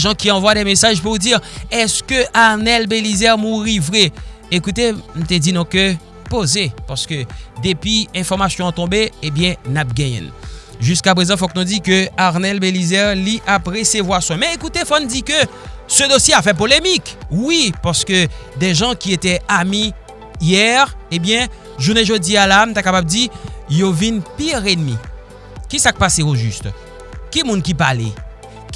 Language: French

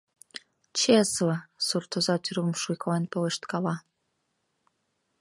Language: Mari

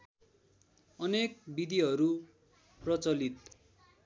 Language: Nepali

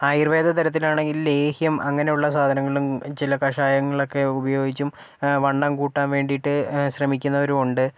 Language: Malayalam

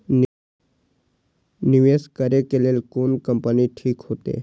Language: Maithili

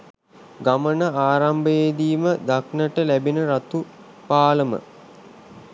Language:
Sinhala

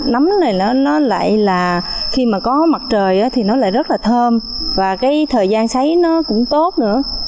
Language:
Vietnamese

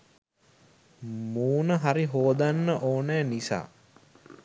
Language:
Sinhala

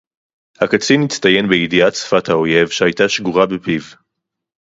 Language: Hebrew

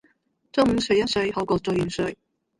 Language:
Cantonese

